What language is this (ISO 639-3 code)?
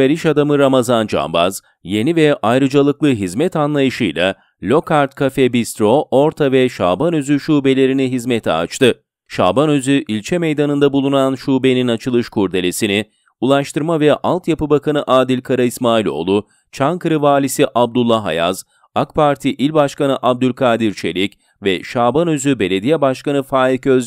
tur